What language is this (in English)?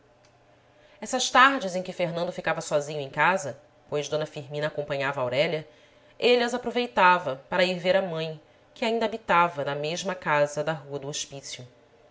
Portuguese